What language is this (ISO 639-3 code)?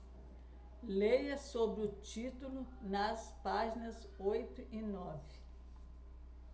por